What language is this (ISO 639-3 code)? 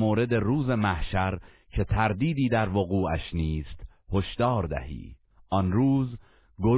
fas